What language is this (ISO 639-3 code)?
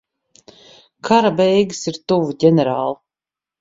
lav